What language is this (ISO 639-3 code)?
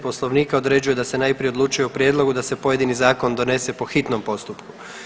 hrv